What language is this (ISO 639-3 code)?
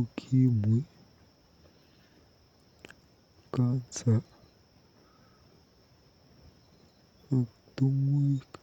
kln